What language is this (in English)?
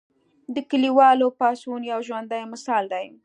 Pashto